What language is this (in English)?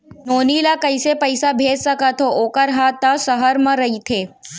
Chhattisgarhi